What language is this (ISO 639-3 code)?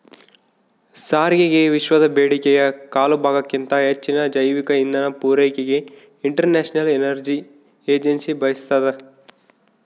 kan